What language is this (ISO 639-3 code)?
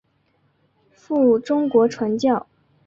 zho